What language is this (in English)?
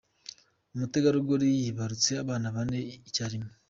Kinyarwanda